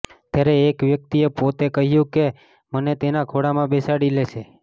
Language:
Gujarati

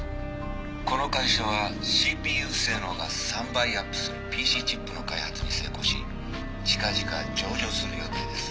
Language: Japanese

